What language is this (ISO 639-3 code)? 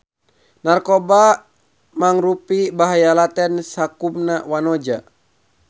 sun